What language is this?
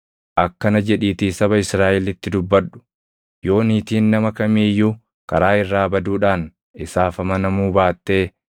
Oromo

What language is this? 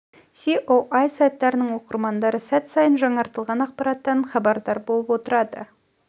Kazakh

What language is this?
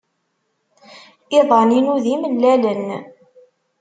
Kabyle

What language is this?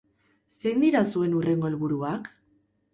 Basque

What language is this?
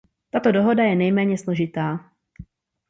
Czech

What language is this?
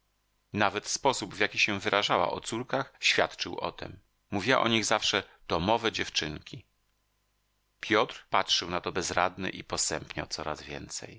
Polish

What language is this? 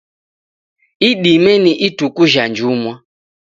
Taita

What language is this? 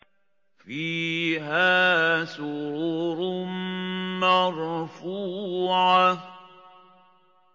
Arabic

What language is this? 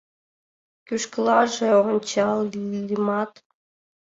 Mari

